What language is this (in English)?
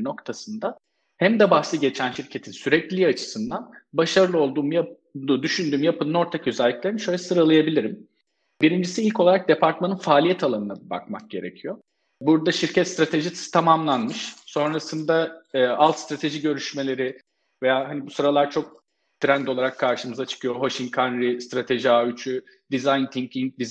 Turkish